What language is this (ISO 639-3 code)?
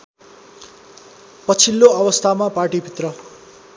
nep